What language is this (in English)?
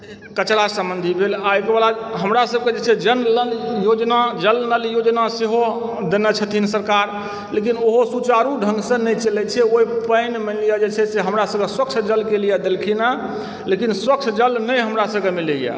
Maithili